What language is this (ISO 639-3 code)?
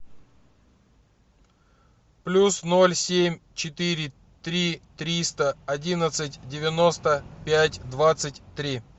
rus